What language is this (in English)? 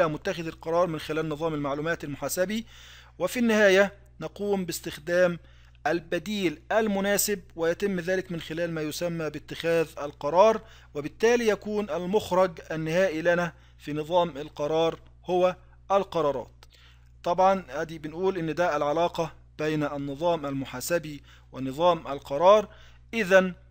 Arabic